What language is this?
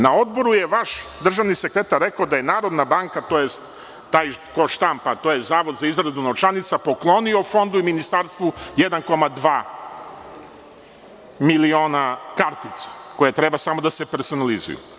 Serbian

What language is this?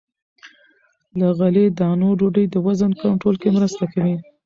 Pashto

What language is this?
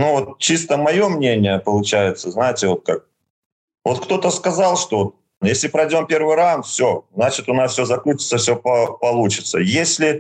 Russian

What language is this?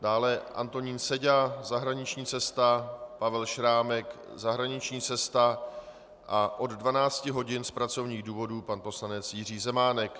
Czech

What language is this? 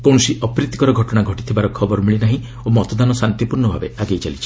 Odia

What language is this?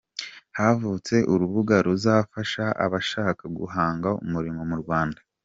Kinyarwanda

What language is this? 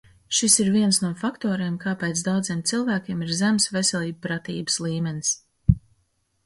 Latvian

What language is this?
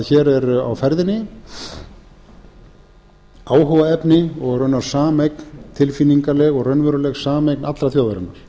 Icelandic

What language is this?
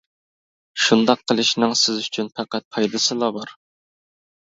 Uyghur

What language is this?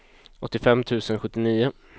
Swedish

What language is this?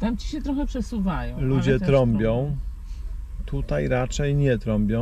Polish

